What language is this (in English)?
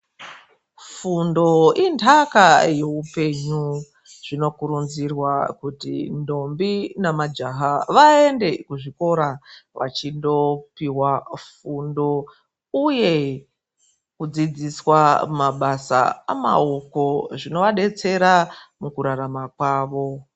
Ndau